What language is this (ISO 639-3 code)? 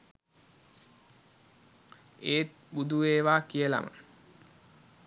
sin